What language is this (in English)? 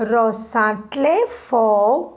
Konkani